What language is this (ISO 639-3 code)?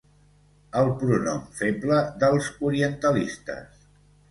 cat